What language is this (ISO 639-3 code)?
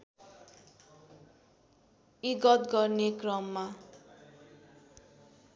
nep